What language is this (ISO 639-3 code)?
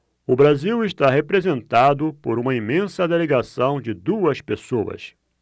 por